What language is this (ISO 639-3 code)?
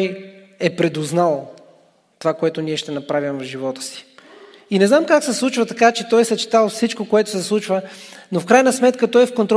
bul